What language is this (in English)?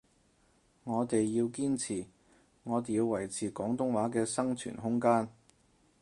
Cantonese